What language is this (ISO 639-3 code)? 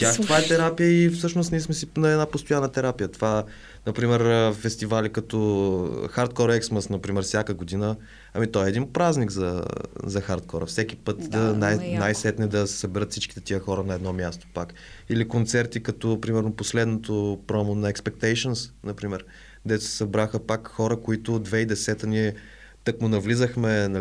bul